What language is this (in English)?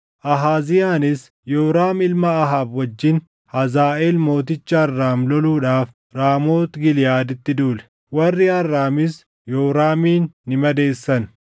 Oromo